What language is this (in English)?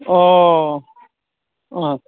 Bodo